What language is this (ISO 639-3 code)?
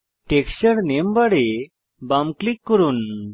ben